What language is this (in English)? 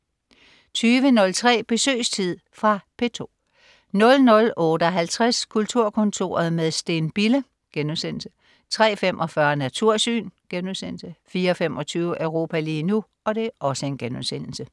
Danish